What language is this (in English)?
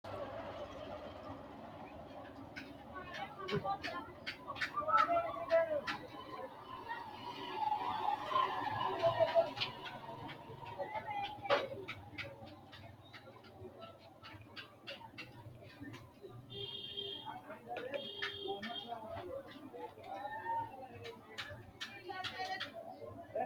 Sidamo